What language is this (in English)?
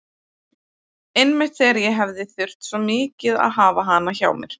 Icelandic